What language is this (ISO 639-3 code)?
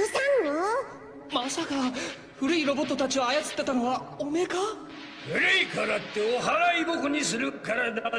jpn